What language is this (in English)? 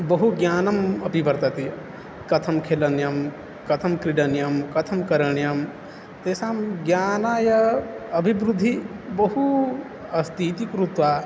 Sanskrit